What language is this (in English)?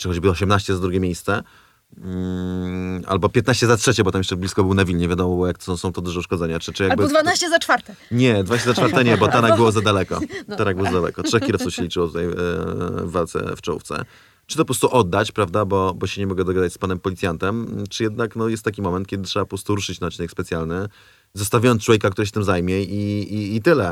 Polish